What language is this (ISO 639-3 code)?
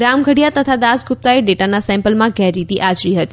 guj